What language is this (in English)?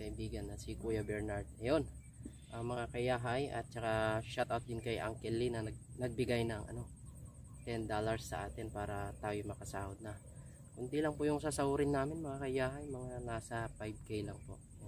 Filipino